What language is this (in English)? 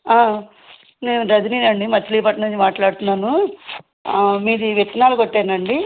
Telugu